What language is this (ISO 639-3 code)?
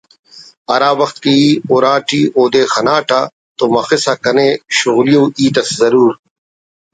brh